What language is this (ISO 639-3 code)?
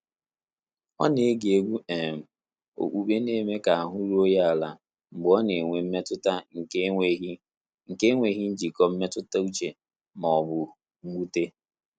ibo